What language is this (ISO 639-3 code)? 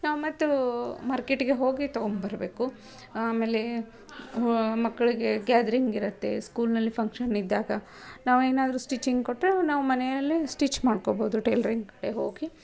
kan